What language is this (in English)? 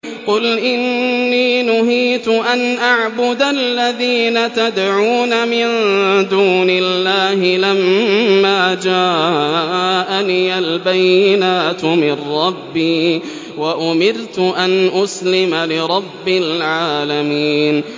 Arabic